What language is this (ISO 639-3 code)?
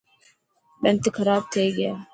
mki